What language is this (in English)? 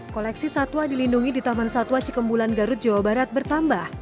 Indonesian